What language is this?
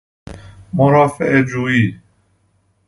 Persian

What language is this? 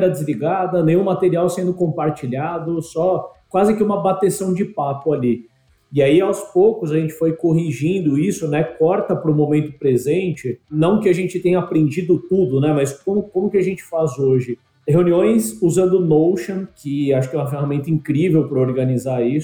Portuguese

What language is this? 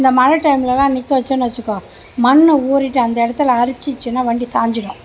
Tamil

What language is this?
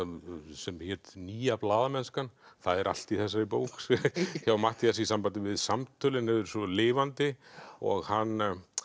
Icelandic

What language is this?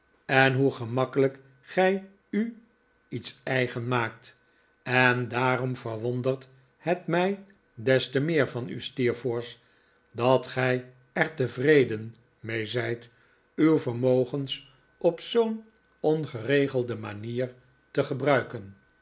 Dutch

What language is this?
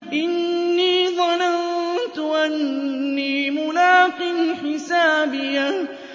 Arabic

